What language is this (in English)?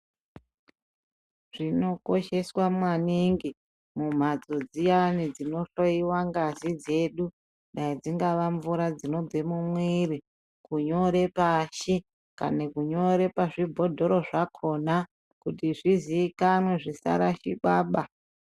Ndau